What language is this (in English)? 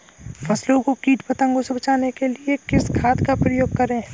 Hindi